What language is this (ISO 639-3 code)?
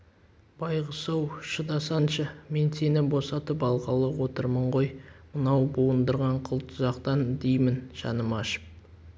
kaz